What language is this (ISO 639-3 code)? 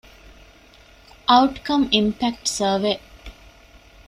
div